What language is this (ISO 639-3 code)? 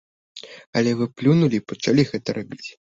bel